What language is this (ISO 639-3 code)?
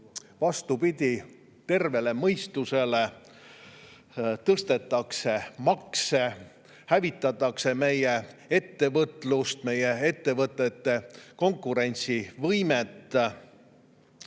est